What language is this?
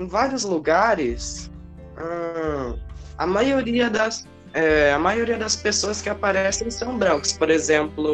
Portuguese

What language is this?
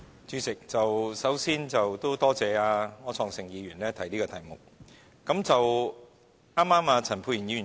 Cantonese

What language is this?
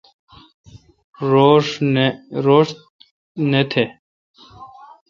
Kalkoti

